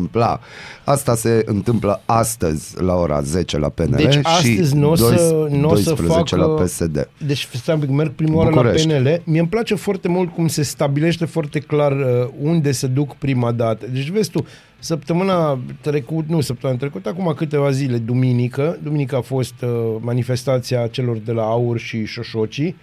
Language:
Romanian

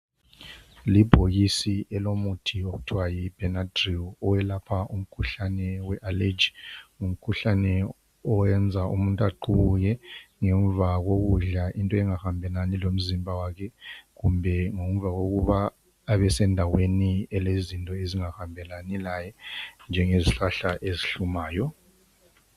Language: North Ndebele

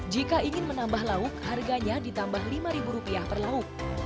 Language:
Indonesian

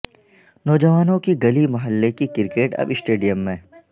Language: Urdu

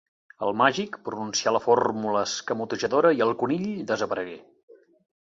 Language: Catalan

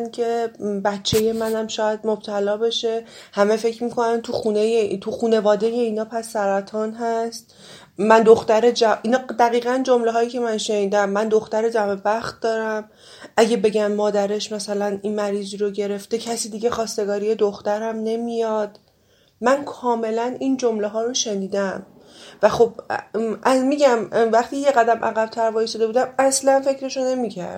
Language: Persian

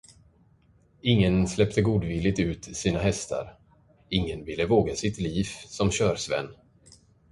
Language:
Swedish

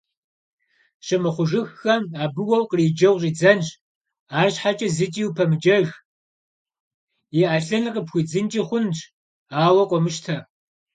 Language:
Kabardian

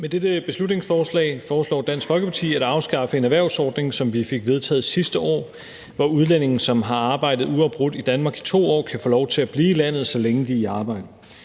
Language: Danish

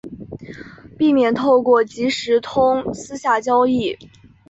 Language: Chinese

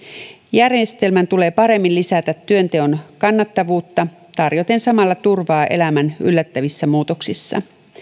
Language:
Finnish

